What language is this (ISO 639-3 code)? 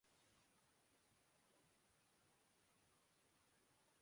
urd